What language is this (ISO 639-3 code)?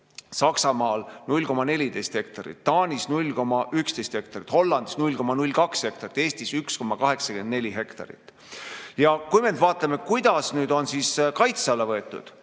est